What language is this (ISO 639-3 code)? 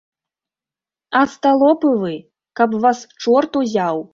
bel